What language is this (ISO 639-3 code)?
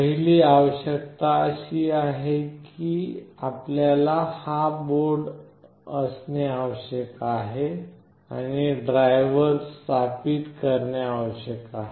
mar